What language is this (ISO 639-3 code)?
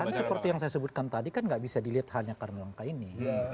ind